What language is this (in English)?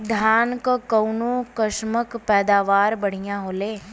Bhojpuri